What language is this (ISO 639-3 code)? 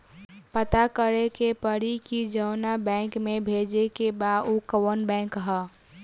bho